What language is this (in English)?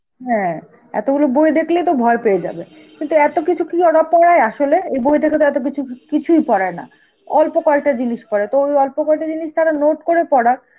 Bangla